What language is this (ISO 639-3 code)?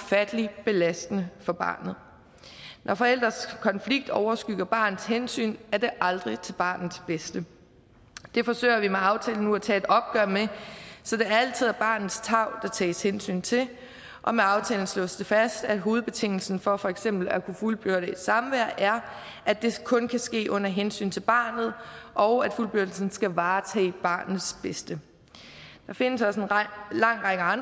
dan